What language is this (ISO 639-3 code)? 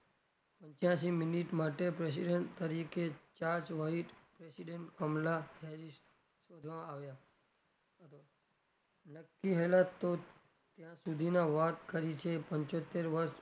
guj